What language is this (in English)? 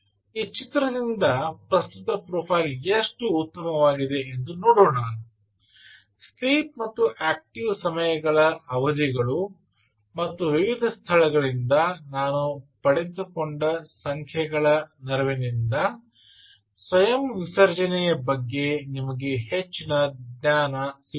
Kannada